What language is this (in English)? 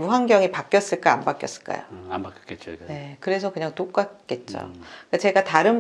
Korean